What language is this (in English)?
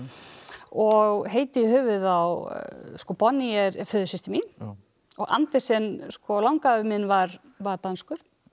Icelandic